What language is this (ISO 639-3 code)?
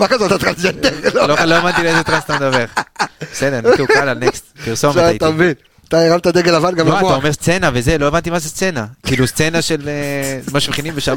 heb